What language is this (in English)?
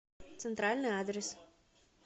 Russian